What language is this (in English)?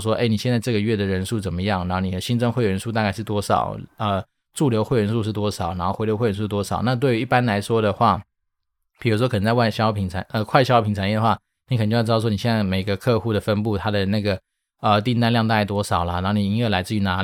Chinese